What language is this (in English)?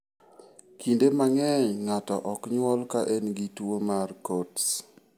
Luo (Kenya and Tanzania)